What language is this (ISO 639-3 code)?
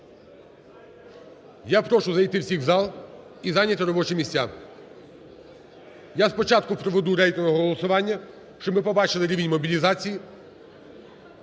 ukr